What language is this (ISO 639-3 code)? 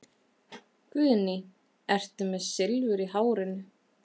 isl